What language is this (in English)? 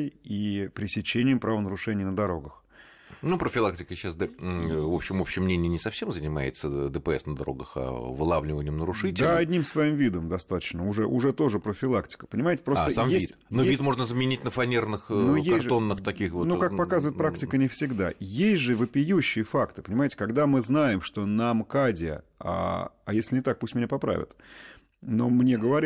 Russian